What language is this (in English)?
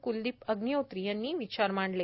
Marathi